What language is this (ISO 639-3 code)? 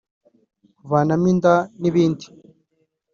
kin